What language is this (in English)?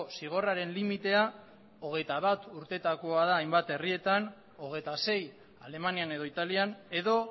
Basque